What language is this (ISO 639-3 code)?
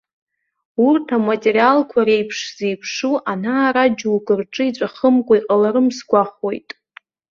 abk